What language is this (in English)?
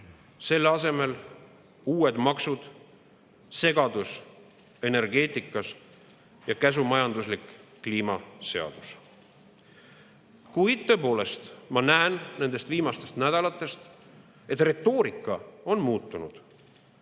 Estonian